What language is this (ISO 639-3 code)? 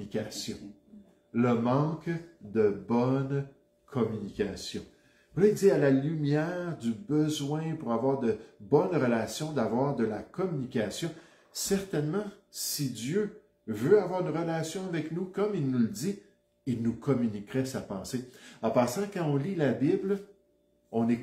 fra